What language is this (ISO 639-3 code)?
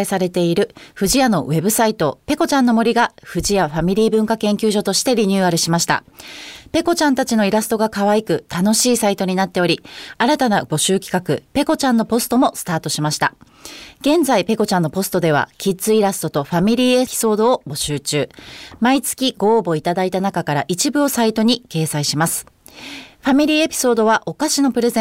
jpn